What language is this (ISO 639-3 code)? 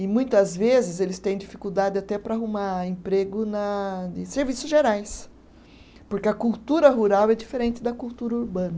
por